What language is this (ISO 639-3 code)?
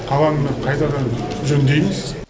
kaz